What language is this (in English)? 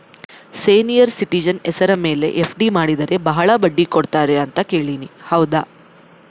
Kannada